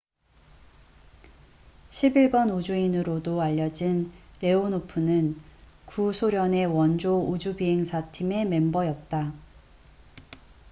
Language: Korean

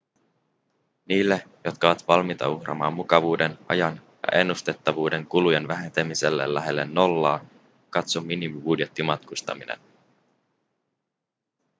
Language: Finnish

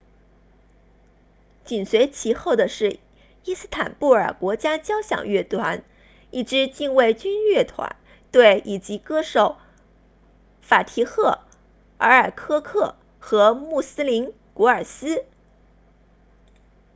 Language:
Chinese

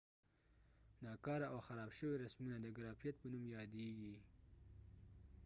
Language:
Pashto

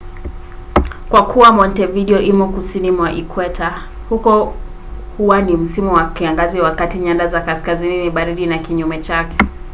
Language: Swahili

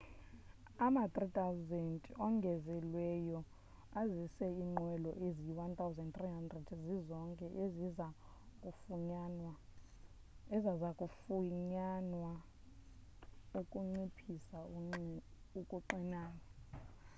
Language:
Xhosa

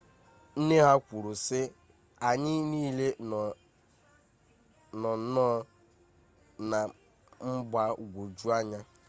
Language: Igbo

